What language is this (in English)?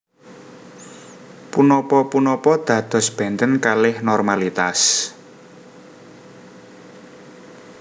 Javanese